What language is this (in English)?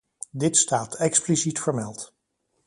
Dutch